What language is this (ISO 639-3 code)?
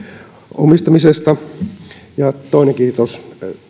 fin